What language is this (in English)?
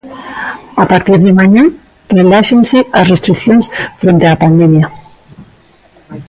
Galician